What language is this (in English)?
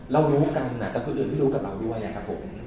Thai